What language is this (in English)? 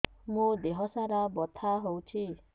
Odia